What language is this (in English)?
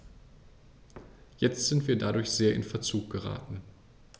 German